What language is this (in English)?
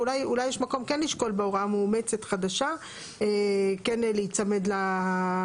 Hebrew